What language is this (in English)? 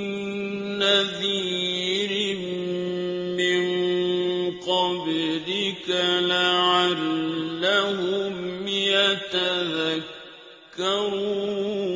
Arabic